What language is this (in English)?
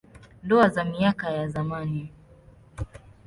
Swahili